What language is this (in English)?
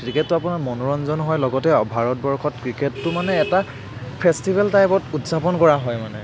Assamese